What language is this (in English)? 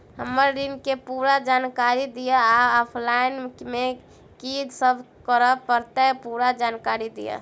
Maithili